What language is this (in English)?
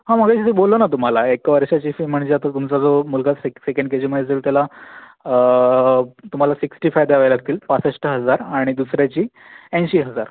Marathi